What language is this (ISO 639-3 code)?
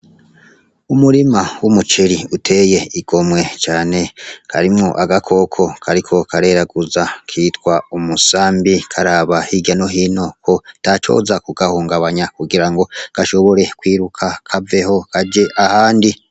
run